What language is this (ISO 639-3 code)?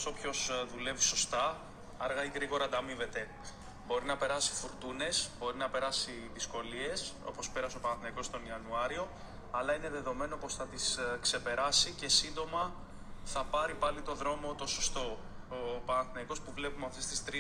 ell